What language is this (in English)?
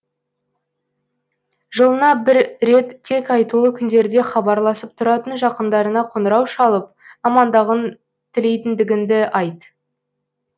Kazakh